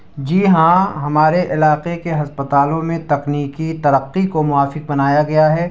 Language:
Urdu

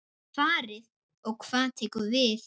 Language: Icelandic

